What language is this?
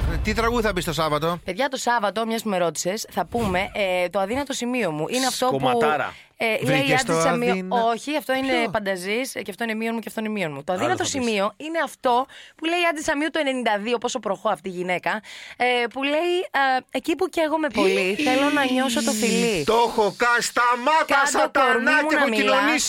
Greek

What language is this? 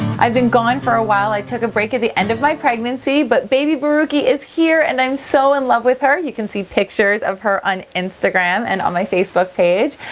English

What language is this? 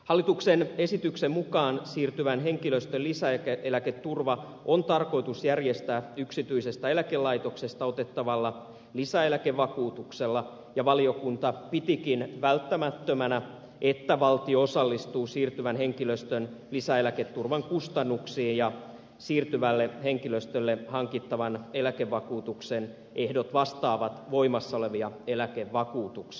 Finnish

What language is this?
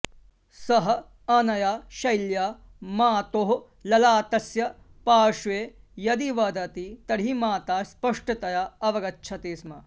Sanskrit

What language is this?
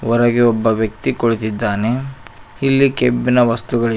Kannada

